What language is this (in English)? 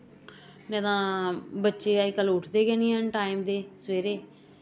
Dogri